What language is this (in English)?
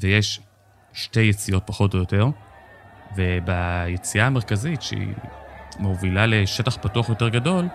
Hebrew